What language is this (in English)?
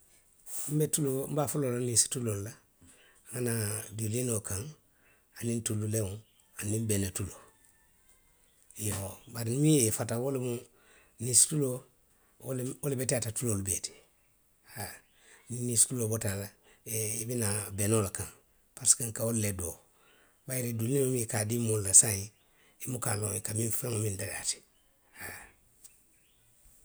Western Maninkakan